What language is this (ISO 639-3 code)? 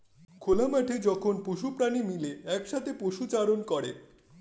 ben